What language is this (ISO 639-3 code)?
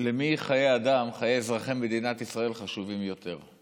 heb